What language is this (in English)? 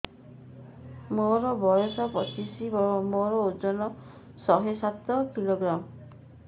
Odia